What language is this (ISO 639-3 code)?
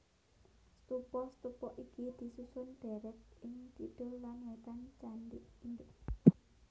jav